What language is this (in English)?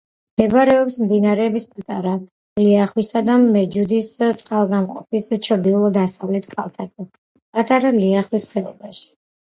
Georgian